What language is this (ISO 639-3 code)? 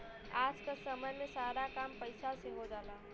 bho